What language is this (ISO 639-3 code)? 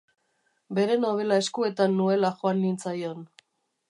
eus